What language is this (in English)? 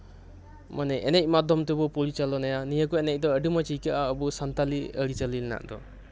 Santali